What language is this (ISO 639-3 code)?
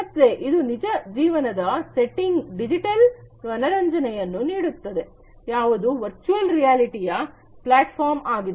kan